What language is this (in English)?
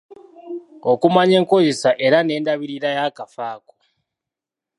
Ganda